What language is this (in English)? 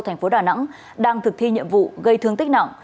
Vietnamese